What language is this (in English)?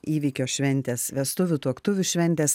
Lithuanian